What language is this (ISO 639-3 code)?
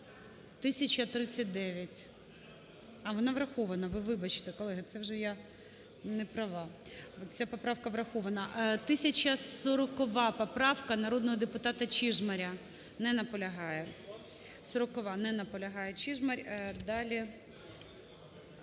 ukr